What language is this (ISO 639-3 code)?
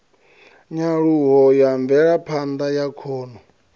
ven